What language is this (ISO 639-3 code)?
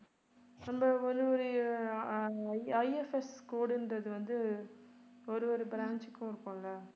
tam